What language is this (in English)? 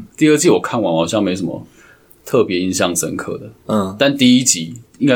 Chinese